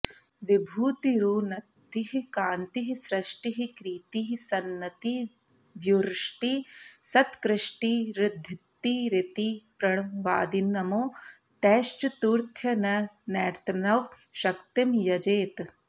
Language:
Sanskrit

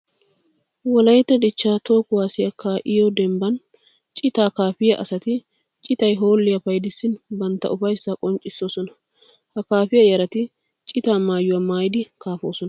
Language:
Wolaytta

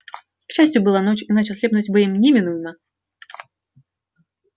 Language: Russian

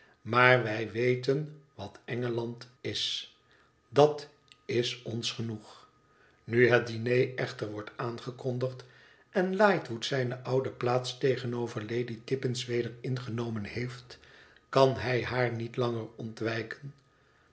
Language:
Dutch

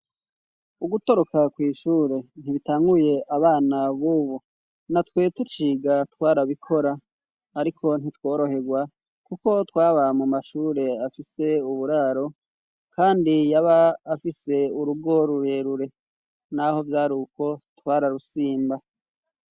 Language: Rundi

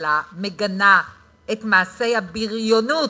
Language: Hebrew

